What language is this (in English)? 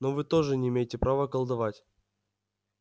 Russian